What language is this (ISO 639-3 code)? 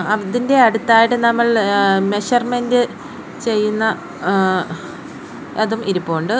mal